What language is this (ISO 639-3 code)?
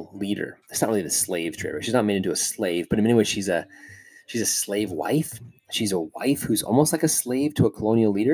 eng